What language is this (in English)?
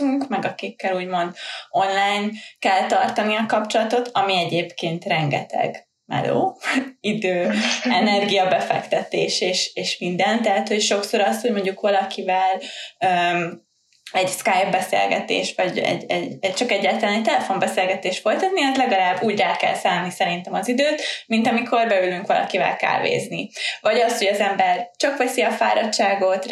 Hungarian